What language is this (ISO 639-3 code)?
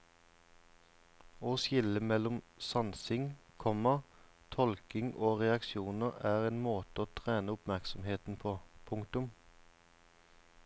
nor